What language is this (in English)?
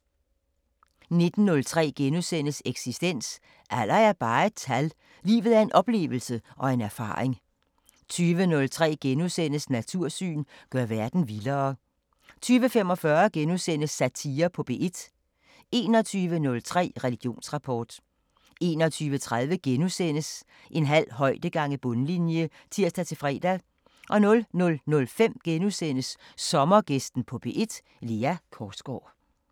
Danish